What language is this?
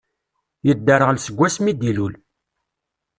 Kabyle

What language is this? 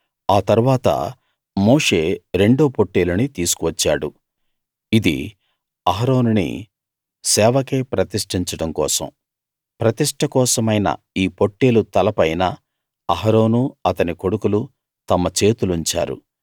Telugu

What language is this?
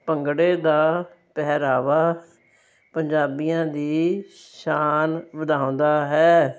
Punjabi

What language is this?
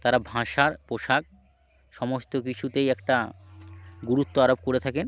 Bangla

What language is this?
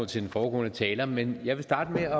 Danish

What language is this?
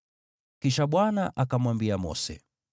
Swahili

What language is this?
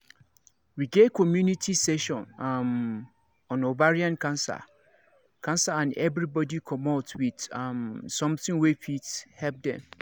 Nigerian Pidgin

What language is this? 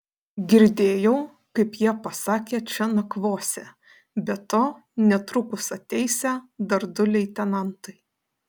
Lithuanian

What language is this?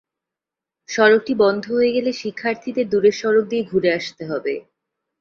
Bangla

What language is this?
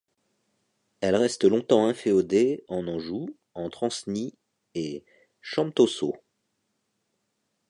French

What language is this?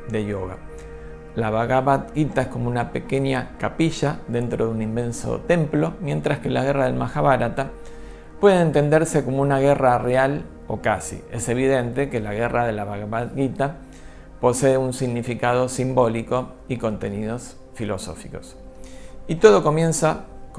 Spanish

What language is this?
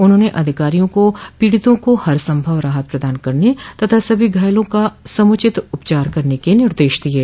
Hindi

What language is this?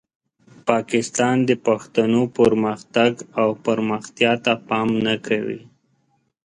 Pashto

